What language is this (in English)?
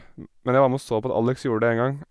Norwegian